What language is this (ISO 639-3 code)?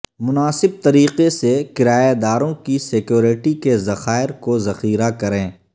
urd